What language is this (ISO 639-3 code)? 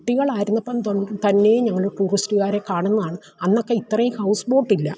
mal